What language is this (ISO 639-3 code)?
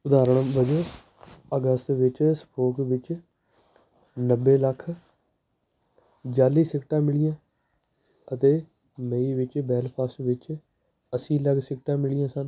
pan